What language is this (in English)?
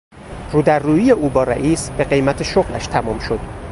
Persian